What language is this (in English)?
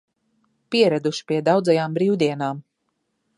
Latvian